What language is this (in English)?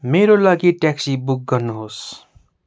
Nepali